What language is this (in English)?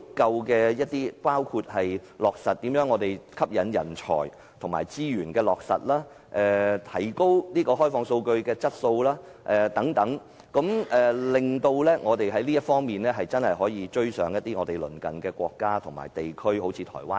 Cantonese